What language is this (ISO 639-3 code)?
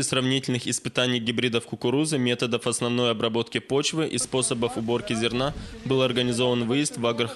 rus